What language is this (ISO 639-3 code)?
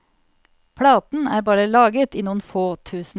nor